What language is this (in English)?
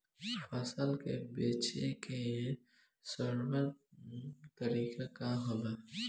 Bhojpuri